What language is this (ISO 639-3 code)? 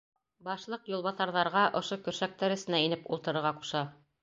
bak